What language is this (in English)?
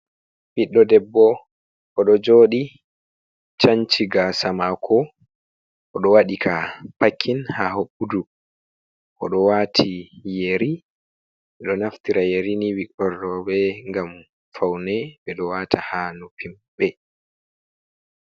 Fula